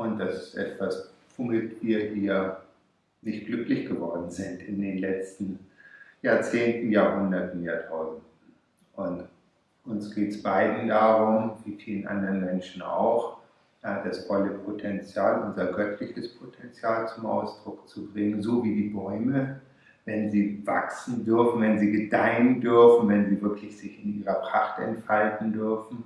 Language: German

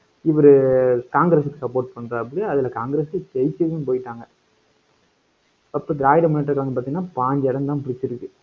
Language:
Tamil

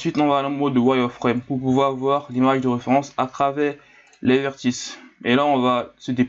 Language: French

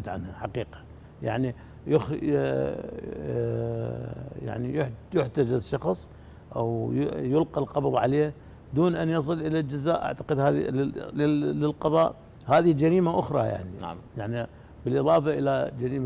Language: Arabic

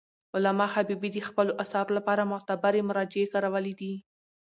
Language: Pashto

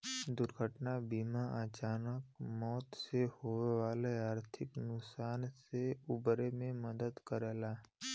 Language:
Bhojpuri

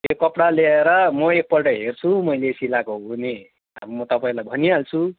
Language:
Nepali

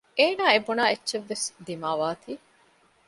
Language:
Divehi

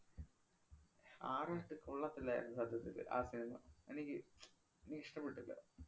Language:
Malayalam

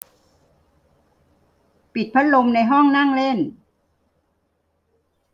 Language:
Thai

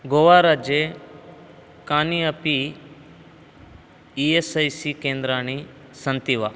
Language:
Sanskrit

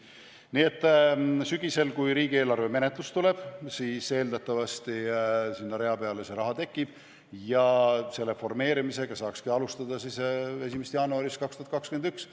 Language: Estonian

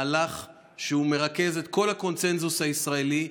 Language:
Hebrew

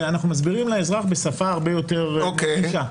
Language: Hebrew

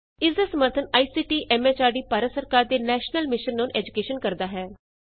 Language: Punjabi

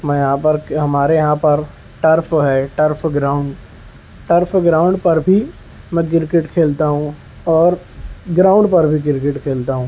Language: Urdu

